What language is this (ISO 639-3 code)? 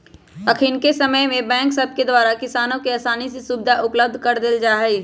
mag